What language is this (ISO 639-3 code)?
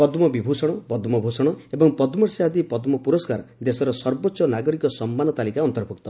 ori